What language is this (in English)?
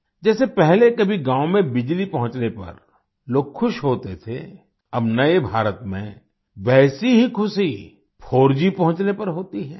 Hindi